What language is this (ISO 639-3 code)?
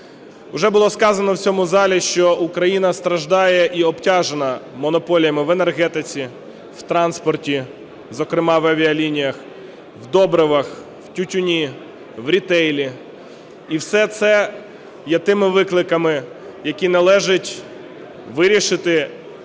ukr